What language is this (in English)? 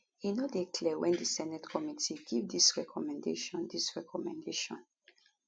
Nigerian Pidgin